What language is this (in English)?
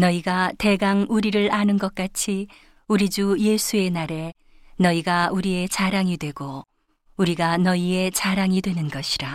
Korean